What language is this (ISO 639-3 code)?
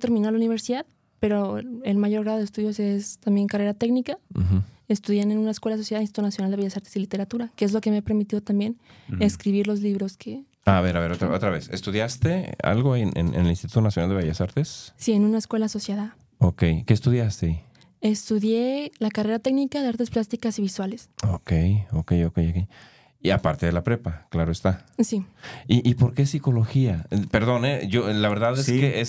spa